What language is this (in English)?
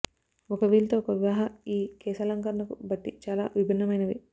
Telugu